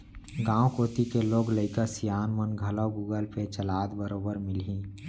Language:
Chhattisgarhi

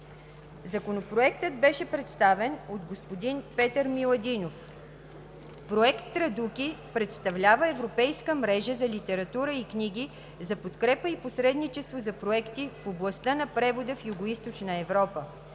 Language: Bulgarian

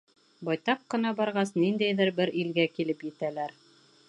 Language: Bashkir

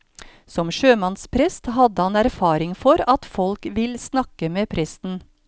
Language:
Norwegian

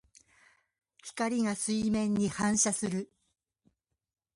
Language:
Japanese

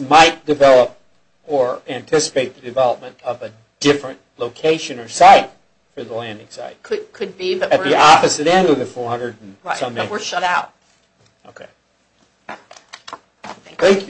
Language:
English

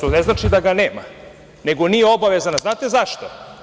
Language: Serbian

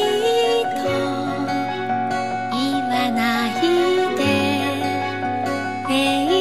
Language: Japanese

